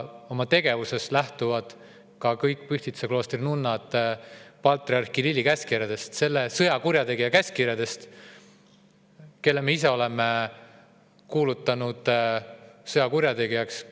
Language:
Estonian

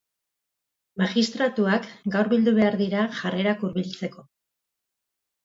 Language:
Basque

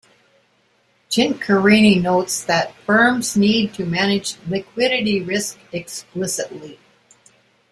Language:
English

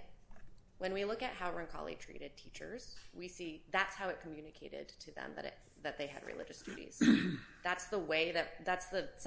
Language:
English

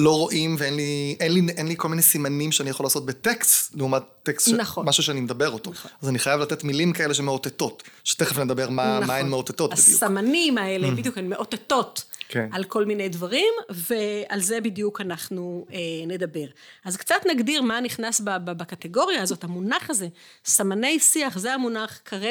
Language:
Hebrew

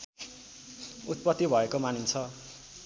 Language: Nepali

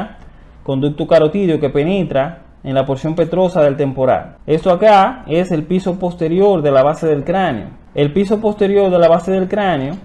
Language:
Spanish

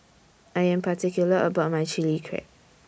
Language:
English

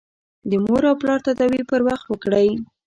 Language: Pashto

